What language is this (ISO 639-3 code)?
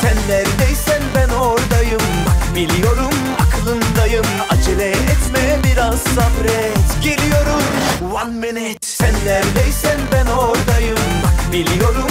tur